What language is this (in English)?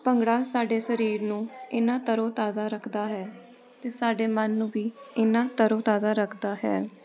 Punjabi